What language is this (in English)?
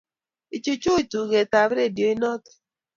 Kalenjin